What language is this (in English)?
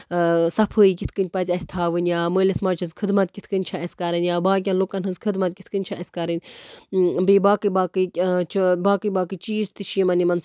Kashmiri